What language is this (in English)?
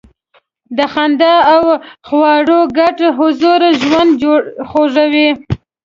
Pashto